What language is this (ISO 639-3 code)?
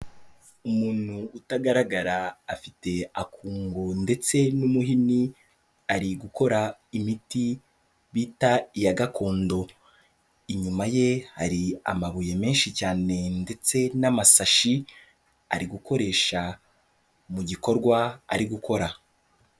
kin